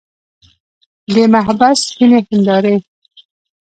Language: Pashto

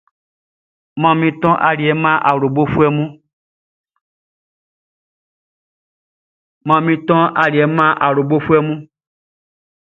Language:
Baoulé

